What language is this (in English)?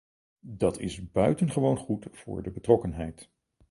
Dutch